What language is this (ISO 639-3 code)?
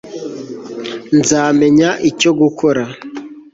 kin